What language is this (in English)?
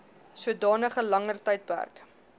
Afrikaans